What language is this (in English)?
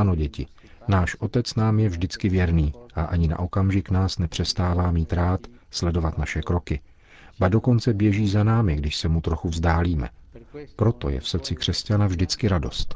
Czech